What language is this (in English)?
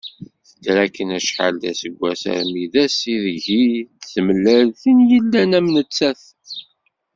Kabyle